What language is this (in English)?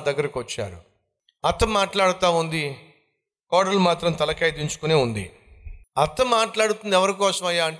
Telugu